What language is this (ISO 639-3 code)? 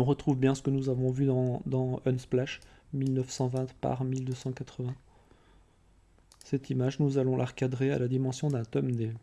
fra